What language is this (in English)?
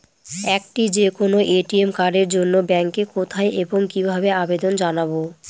Bangla